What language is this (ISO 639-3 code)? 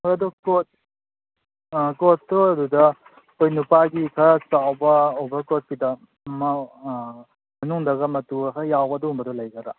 mni